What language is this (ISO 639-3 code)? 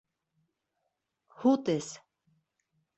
bak